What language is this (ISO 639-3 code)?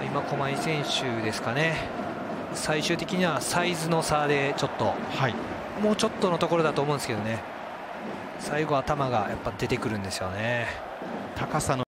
jpn